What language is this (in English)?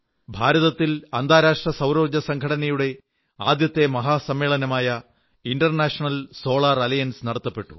Malayalam